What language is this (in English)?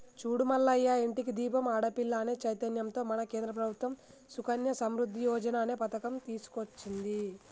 Telugu